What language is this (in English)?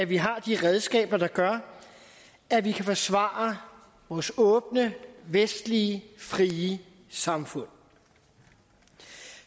Danish